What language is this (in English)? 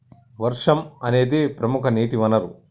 Telugu